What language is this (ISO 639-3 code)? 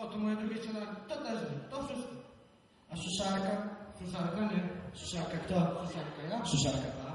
pol